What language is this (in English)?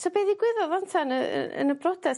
Welsh